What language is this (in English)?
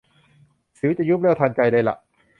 Thai